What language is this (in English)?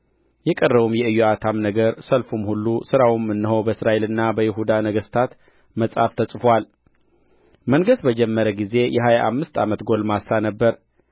Amharic